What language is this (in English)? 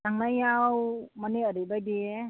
Bodo